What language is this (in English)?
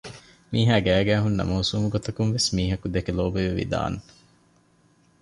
Divehi